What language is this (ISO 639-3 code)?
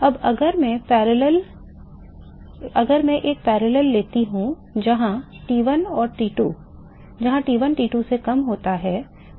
hin